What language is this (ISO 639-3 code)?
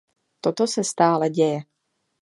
ces